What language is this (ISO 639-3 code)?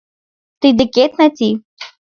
chm